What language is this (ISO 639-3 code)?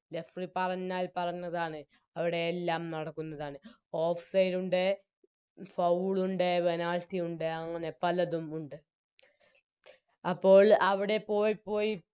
mal